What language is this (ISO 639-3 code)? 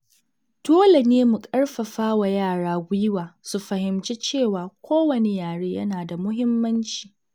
hau